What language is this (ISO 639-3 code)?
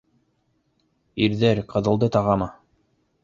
bak